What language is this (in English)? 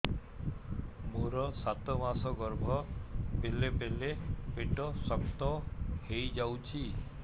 Odia